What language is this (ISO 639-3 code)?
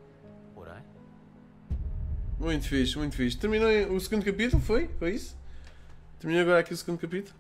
por